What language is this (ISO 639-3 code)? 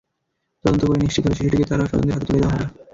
ben